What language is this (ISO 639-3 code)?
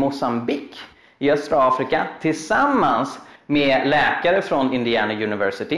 swe